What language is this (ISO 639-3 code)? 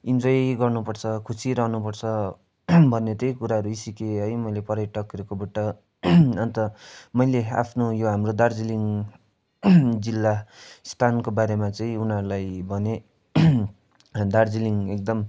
nep